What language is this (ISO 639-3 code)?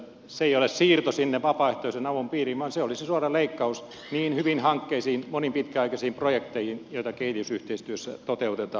fin